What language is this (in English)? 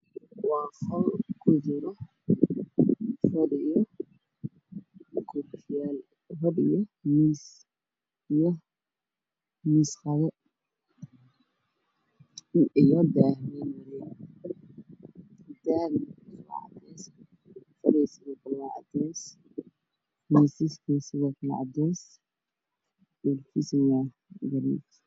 Somali